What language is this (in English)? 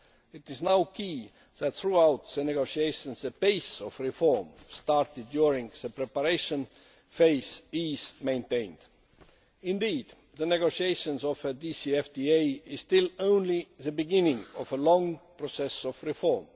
English